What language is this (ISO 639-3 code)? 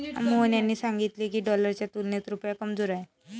mar